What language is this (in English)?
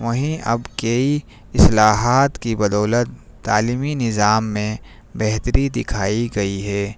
Urdu